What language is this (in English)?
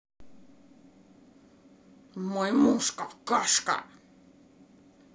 Russian